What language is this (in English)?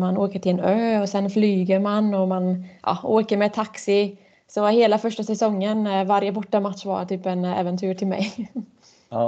Swedish